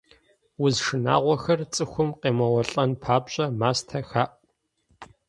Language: Kabardian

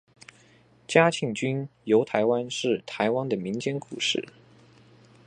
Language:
Chinese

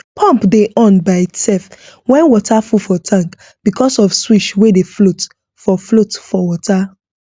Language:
Nigerian Pidgin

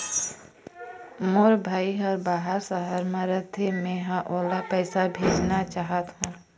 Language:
Chhattisgarhi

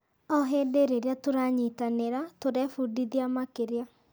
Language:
Kikuyu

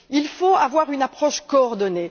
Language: French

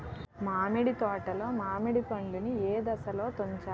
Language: Telugu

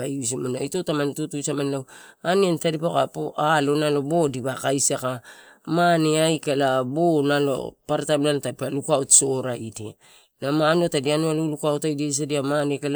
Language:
Torau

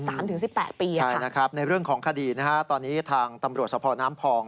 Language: Thai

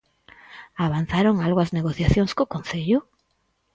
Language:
Galician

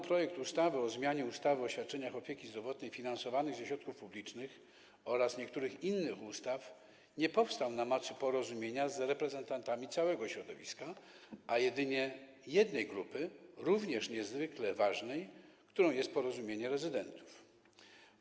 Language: Polish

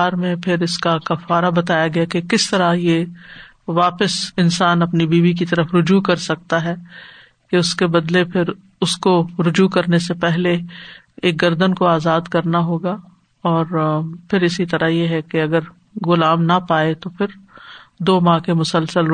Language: Urdu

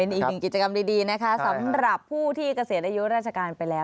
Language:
Thai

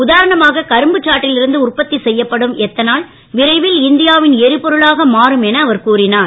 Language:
Tamil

